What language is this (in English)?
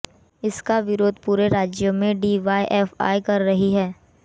Hindi